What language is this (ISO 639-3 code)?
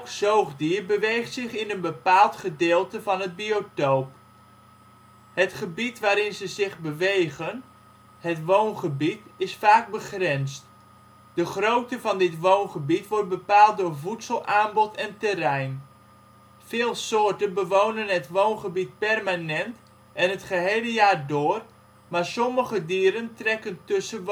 nld